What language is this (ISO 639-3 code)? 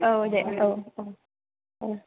brx